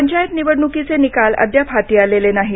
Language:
Marathi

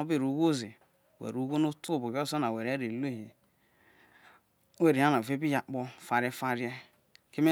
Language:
Isoko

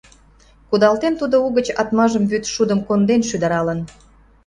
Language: Mari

